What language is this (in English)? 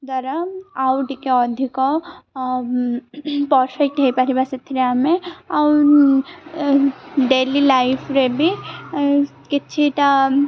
Odia